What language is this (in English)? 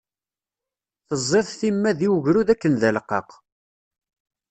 Kabyle